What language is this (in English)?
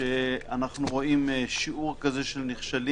Hebrew